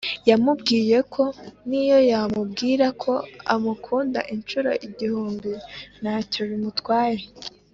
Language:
Kinyarwanda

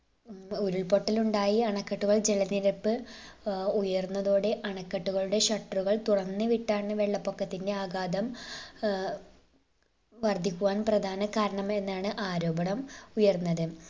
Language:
Malayalam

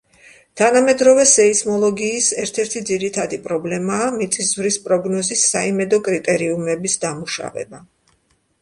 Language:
Georgian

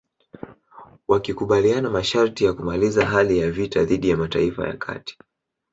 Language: Swahili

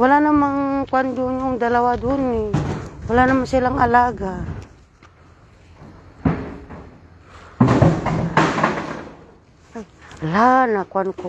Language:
Filipino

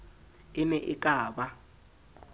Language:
Southern Sotho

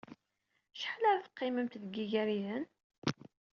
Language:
Kabyle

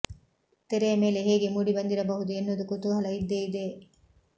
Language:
Kannada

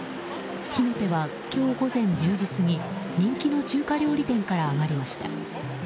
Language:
Japanese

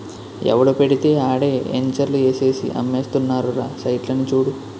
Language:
Telugu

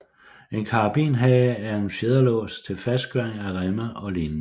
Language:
Danish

